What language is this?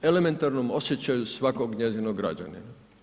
Croatian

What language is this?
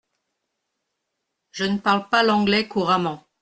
French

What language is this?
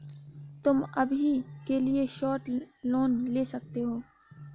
Hindi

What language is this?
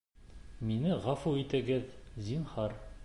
Bashkir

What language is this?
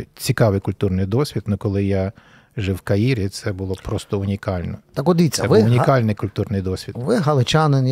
Ukrainian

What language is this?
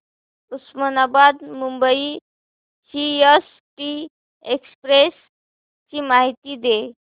Marathi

